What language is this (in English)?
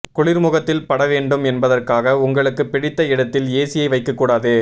Tamil